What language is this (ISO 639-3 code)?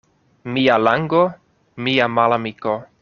epo